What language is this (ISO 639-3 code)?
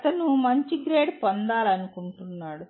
tel